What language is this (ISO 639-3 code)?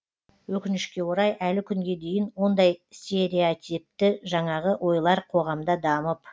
kaz